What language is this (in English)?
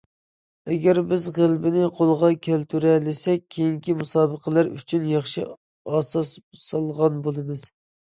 Uyghur